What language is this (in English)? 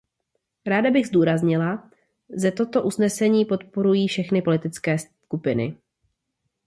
Czech